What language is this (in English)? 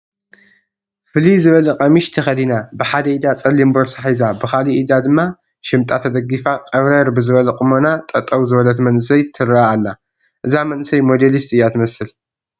Tigrinya